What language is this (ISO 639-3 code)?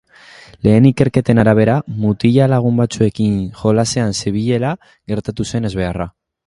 eus